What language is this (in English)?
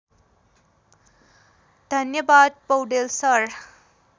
Nepali